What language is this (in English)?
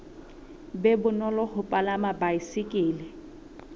Southern Sotho